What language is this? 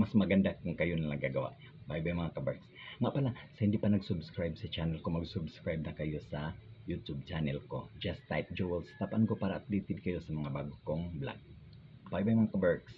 Filipino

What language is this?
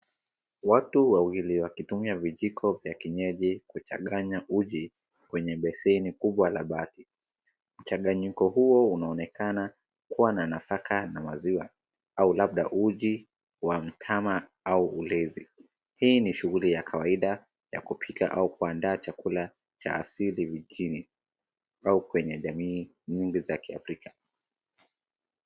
Swahili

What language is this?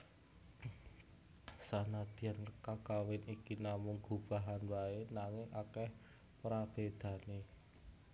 Javanese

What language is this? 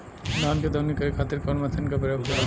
Bhojpuri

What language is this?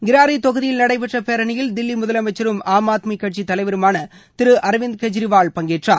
Tamil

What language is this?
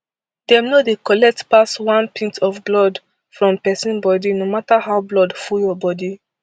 Nigerian Pidgin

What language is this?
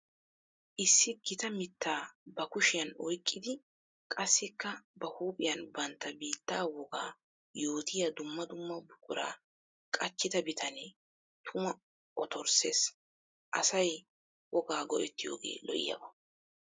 Wolaytta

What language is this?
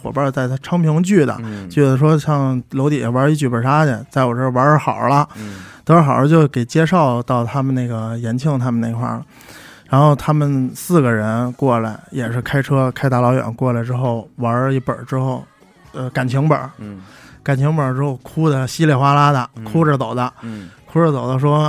Chinese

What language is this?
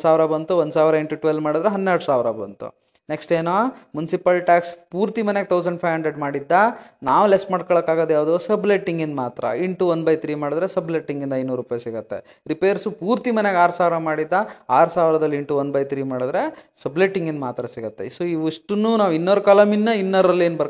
Kannada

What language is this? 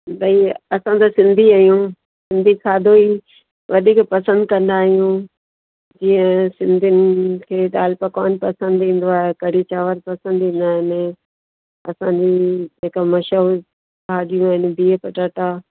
Sindhi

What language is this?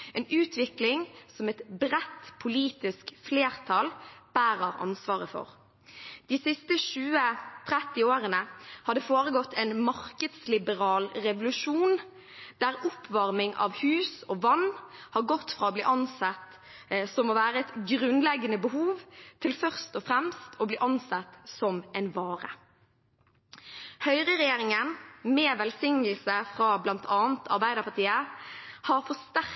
Norwegian Bokmål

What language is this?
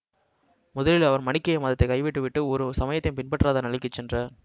Tamil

